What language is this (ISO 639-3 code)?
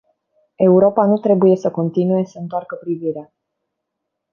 ron